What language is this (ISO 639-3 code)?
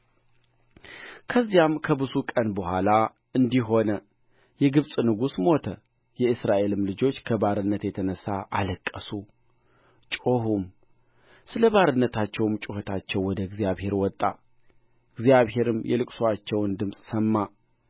amh